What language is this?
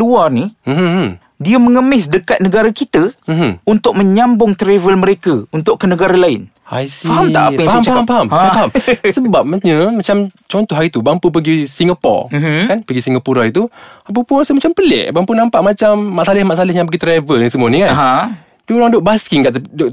Malay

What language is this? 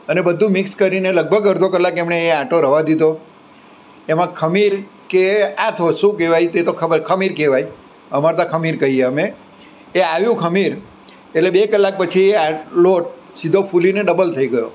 Gujarati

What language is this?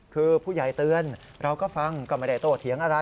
Thai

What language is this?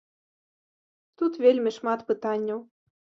Belarusian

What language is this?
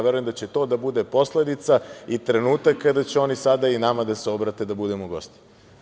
Serbian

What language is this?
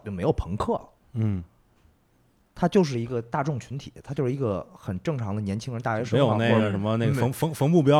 Chinese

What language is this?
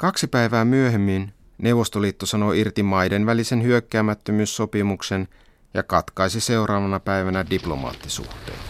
Finnish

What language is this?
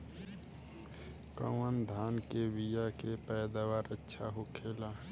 Bhojpuri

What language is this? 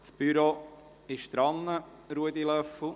Swiss German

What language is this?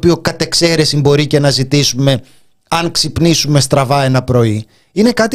Greek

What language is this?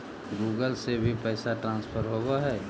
Magahi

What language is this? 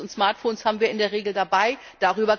German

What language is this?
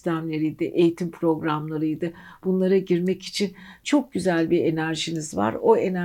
Turkish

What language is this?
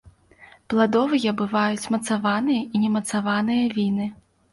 Belarusian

